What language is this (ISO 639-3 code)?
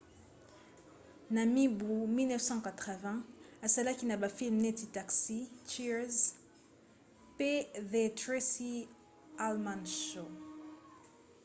lin